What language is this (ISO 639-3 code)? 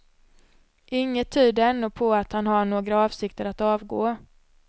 swe